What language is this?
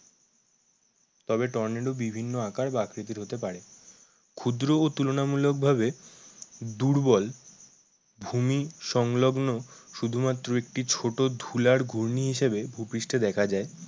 Bangla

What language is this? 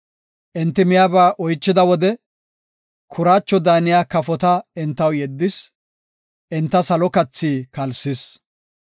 Gofa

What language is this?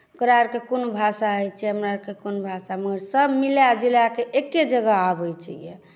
Maithili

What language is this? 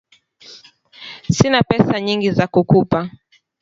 Swahili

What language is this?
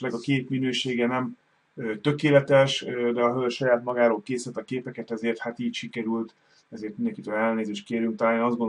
Hungarian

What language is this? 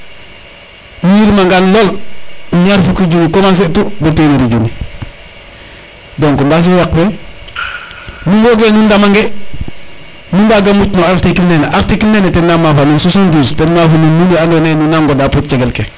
Serer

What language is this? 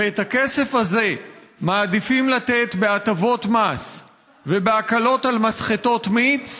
Hebrew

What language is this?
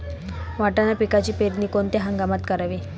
Marathi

